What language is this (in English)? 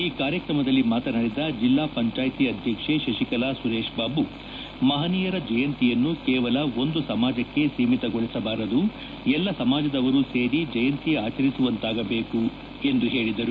Kannada